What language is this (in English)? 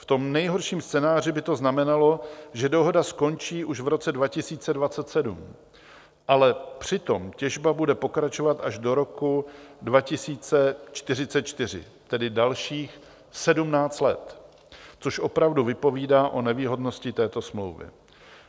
Czech